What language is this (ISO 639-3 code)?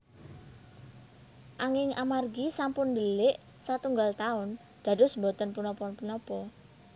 jav